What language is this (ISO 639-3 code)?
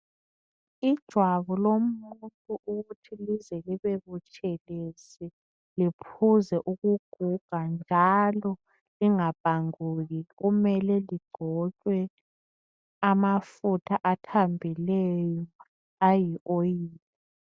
nde